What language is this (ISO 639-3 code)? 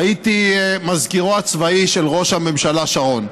heb